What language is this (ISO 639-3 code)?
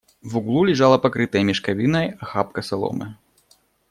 rus